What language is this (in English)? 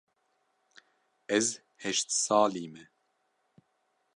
Kurdish